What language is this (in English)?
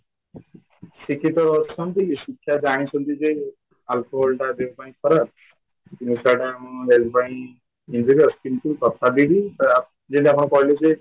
Odia